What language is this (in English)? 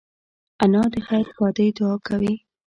Pashto